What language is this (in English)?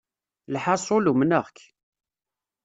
Kabyle